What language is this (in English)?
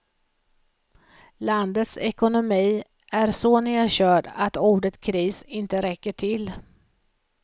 Swedish